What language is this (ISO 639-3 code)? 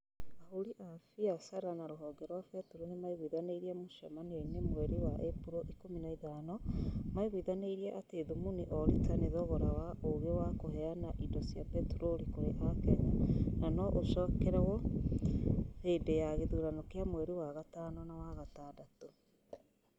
kik